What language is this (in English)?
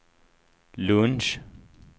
Swedish